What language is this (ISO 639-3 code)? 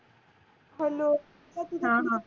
mar